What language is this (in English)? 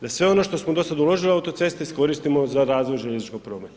Croatian